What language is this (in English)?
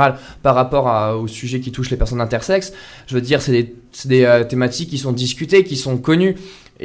French